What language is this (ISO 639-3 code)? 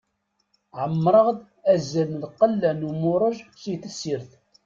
kab